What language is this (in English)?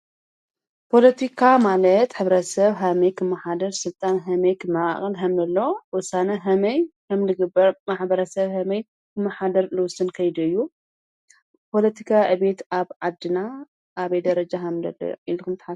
Tigrinya